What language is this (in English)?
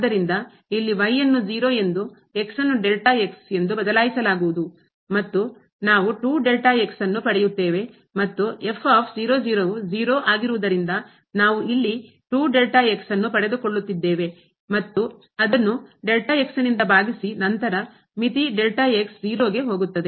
Kannada